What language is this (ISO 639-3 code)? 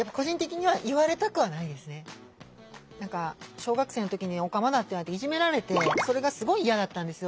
jpn